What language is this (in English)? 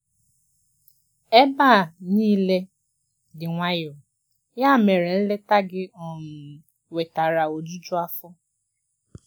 Igbo